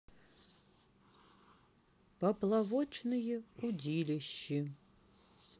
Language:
Russian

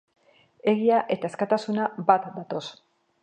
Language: Basque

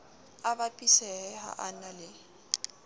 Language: Southern Sotho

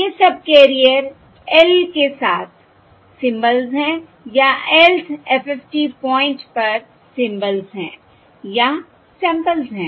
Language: Hindi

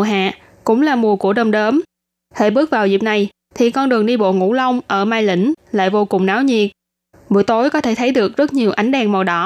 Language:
Vietnamese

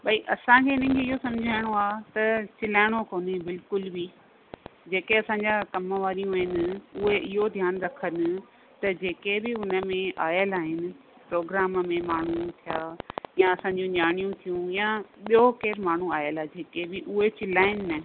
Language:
Sindhi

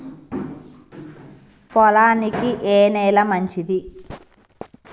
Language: Telugu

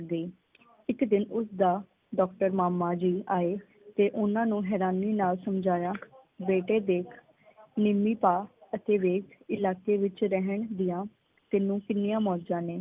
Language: Punjabi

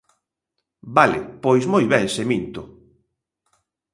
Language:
Galician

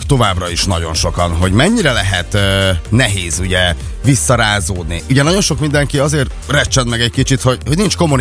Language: Hungarian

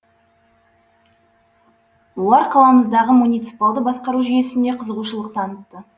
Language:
Kazakh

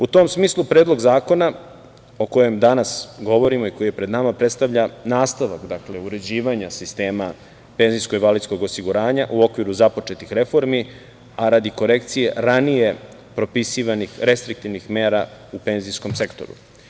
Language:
Serbian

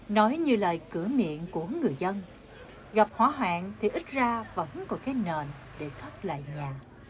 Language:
Vietnamese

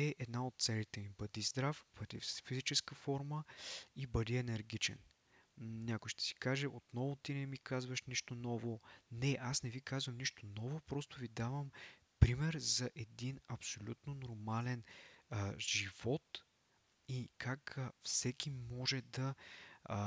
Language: Bulgarian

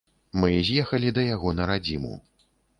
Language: Belarusian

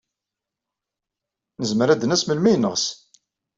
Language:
Kabyle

